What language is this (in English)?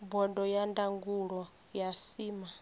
Venda